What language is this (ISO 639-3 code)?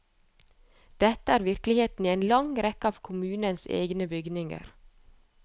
nor